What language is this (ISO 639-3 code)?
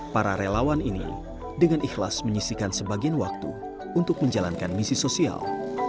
ind